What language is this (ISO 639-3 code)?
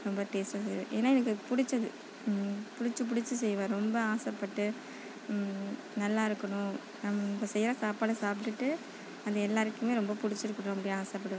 tam